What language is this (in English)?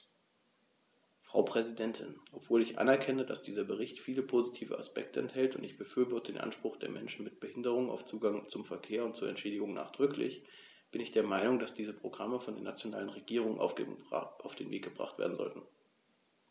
German